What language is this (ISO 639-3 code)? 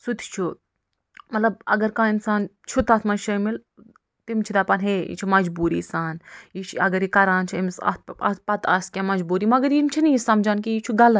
kas